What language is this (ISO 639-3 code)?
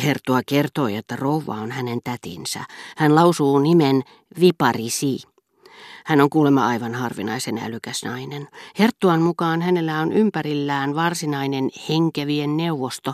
fin